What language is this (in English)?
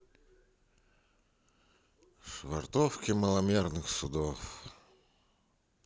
Russian